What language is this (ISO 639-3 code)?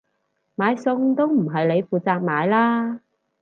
yue